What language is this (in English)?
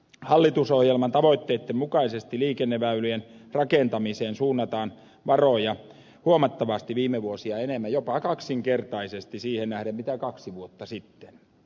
Finnish